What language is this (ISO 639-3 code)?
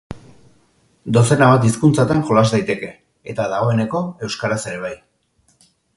eus